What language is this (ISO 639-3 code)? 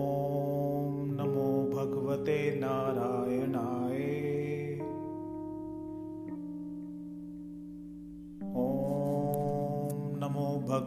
hin